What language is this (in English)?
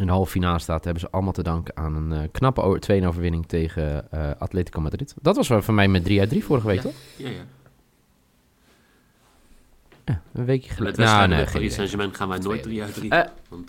Dutch